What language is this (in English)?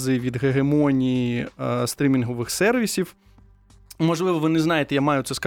Ukrainian